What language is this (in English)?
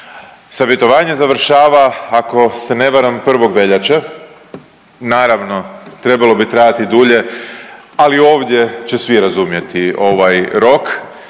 Croatian